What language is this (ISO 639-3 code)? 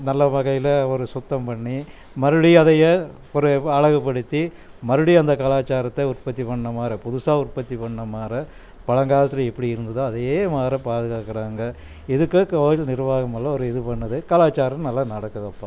tam